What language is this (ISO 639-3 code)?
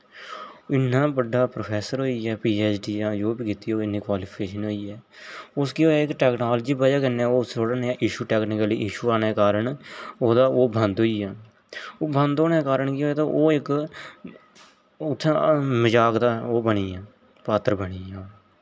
doi